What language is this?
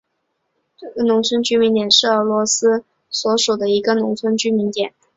Chinese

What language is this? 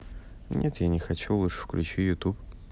Russian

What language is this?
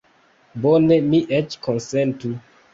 Esperanto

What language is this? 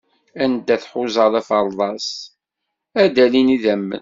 Kabyle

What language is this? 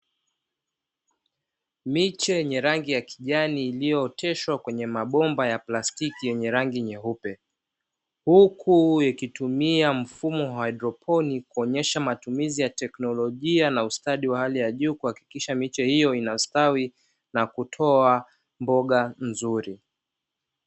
Swahili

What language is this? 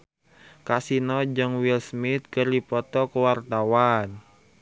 Sundanese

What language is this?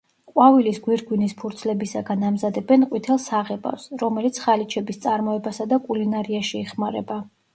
Georgian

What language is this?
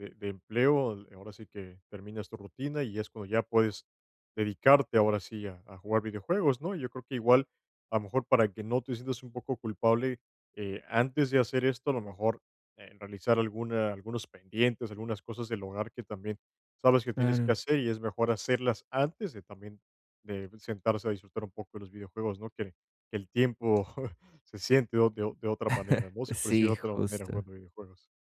Spanish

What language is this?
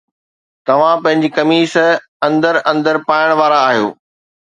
Sindhi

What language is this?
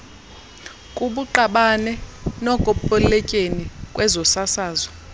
Xhosa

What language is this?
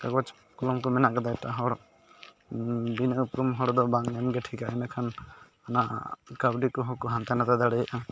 Santali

